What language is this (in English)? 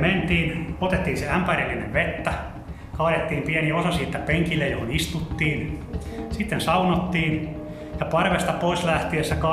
Finnish